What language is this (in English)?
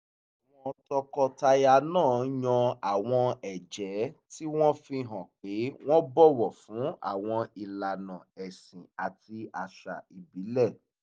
Yoruba